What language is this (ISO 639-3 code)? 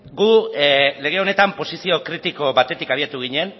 eus